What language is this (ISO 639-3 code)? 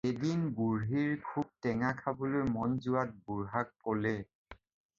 asm